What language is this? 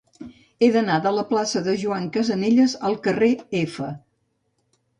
Catalan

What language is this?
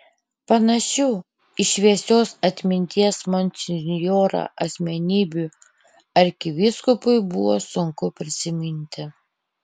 Lithuanian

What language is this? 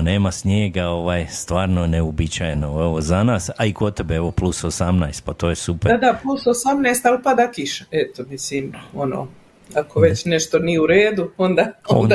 Croatian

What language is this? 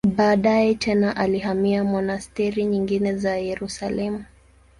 Swahili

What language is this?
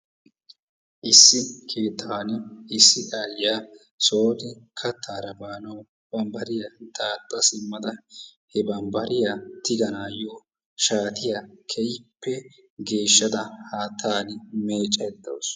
Wolaytta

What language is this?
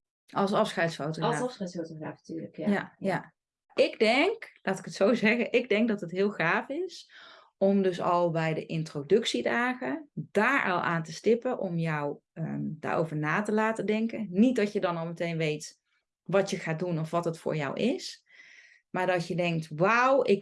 Dutch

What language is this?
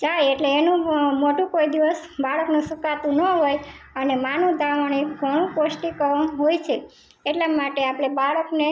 Gujarati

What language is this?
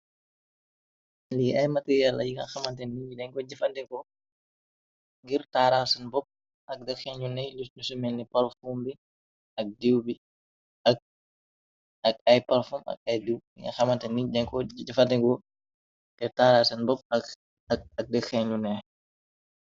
Wolof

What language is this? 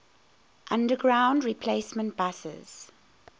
English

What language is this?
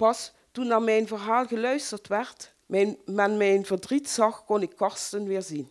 Dutch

